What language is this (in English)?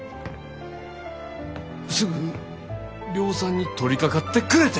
Japanese